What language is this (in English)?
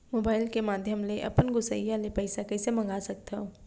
Chhattisgarhi